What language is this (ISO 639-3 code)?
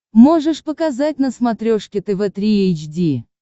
rus